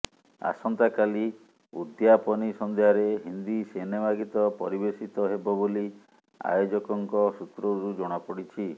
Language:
Odia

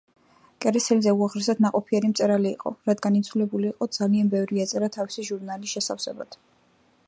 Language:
Georgian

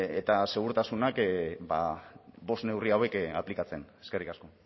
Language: Basque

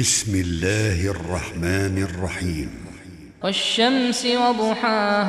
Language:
Arabic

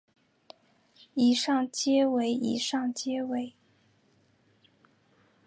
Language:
Chinese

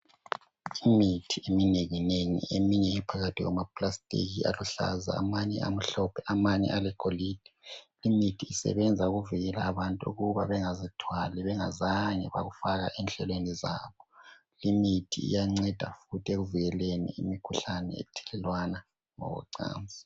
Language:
North Ndebele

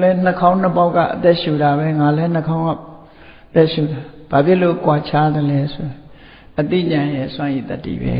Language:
Vietnamese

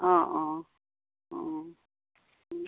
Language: Assamese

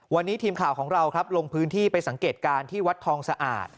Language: Thai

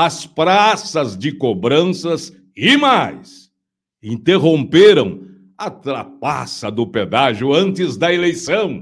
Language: Portuguese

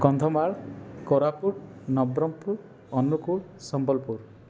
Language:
Odia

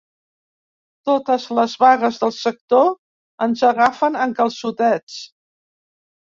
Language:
Catalan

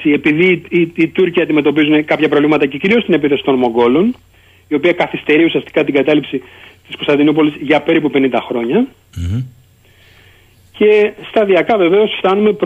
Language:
Greek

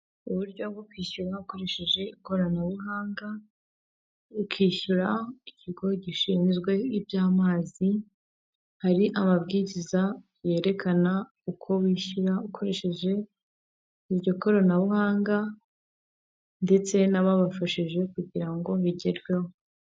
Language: Kinyarwanda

